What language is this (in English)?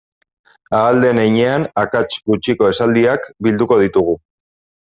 Basque